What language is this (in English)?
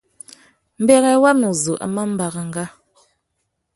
Tuki